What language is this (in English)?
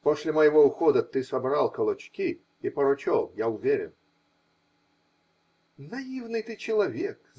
Russian